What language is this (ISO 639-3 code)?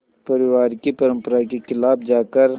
hin